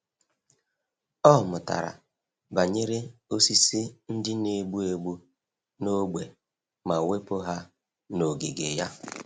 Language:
Igbo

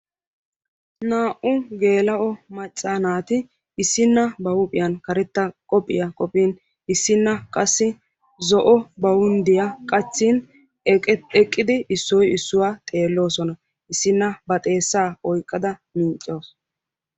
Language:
Wolaytta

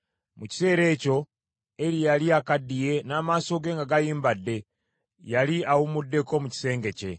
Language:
Ganda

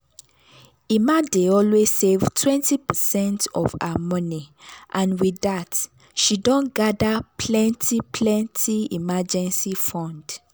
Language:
Nigerian Pidgin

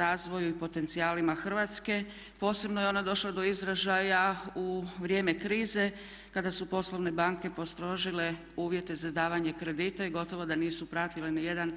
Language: Croatian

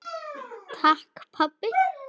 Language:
Icelandic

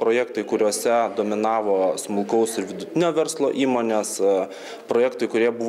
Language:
Lithuanian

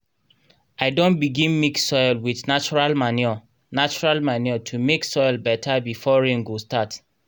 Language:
Nigerian Pidgin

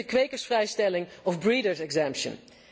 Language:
Dutch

